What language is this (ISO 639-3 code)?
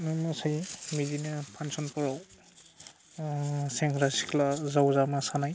brx